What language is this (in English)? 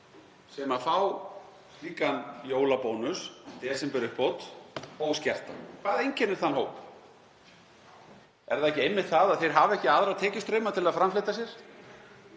Icelandic